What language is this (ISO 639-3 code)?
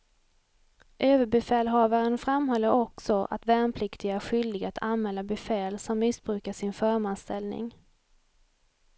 swe